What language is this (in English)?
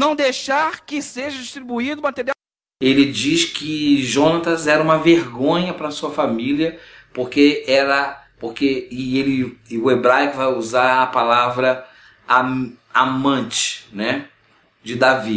Portuguese